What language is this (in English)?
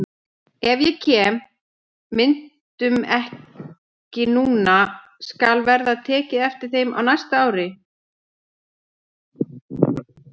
Icelandic